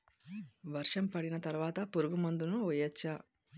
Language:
Telugu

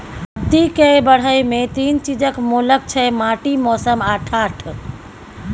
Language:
Maithili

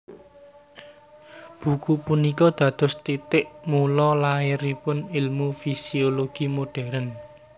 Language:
Javanese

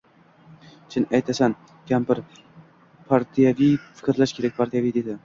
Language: Uzbek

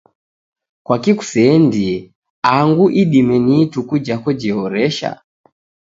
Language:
Taita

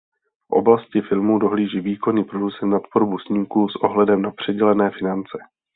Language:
Czech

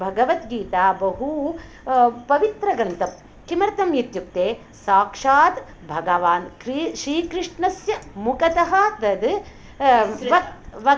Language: Sanskrit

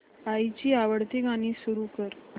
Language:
Marathi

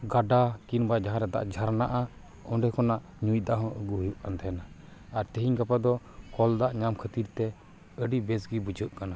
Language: Santali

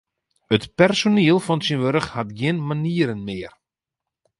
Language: Western Frisian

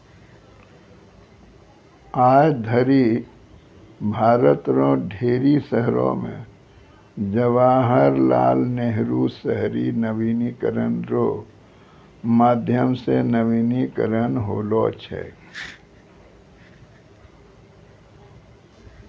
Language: Maithili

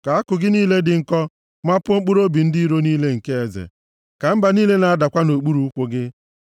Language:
Igbo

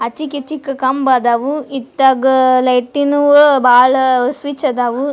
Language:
Kannada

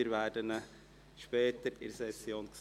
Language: Swiss German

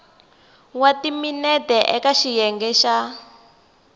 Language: Tsonga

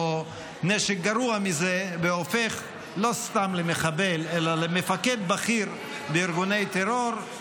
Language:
Hebrew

